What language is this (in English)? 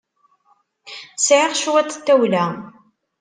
Kabyle